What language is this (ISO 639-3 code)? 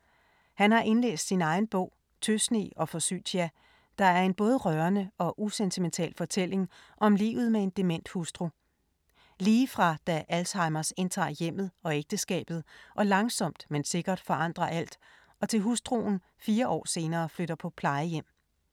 dan